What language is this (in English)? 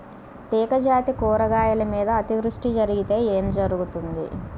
Telugu